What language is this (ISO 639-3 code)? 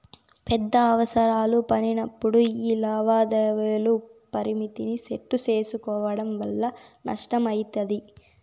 tel